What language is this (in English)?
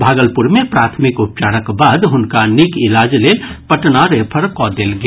Maithili